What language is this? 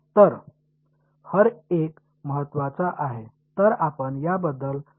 Marathi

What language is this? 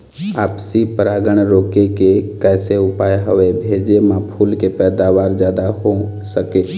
Chhattisgarhi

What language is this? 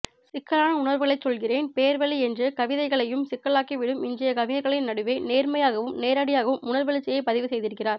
Tamil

